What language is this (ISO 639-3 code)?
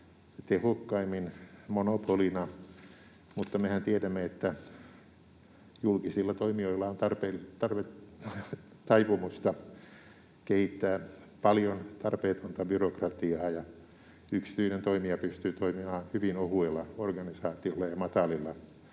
fin